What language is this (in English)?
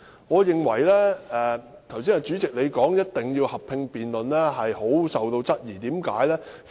Cantonese